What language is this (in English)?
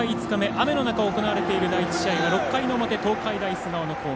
Japanese